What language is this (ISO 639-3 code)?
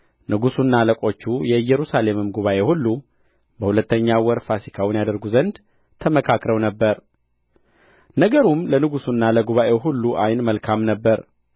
amh